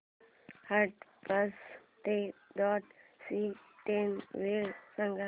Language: Marathi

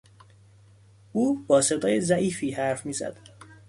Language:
Persian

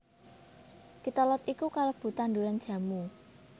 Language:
Javanese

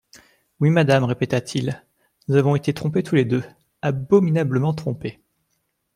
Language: French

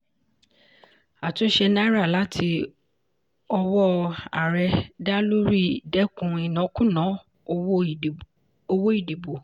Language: Yoruba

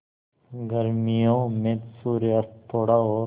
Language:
Hindi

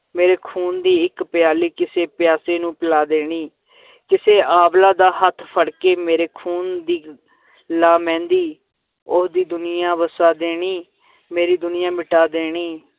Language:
Punjabi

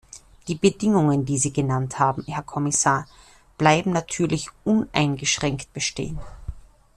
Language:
German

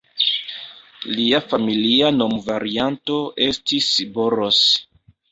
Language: Esperanto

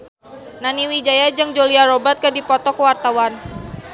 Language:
Sundanese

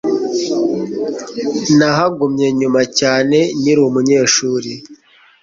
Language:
Kinyarwanda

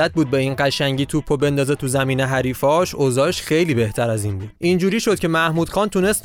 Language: Persian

